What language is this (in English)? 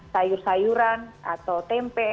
Indonesian